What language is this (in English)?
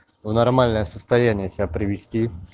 Russian